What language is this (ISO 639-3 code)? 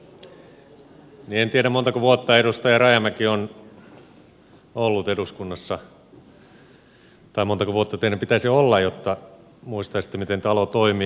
fin